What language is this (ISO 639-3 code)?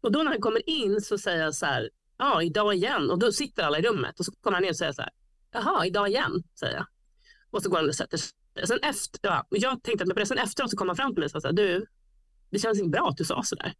swe